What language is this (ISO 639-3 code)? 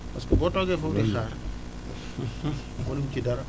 wol